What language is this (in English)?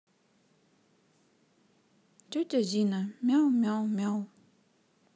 Russian